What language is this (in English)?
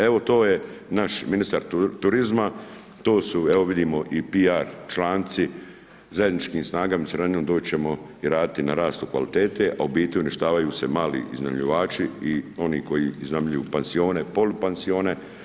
Croatian